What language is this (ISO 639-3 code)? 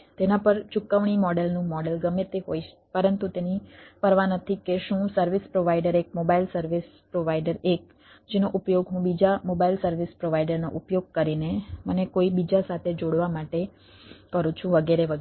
guj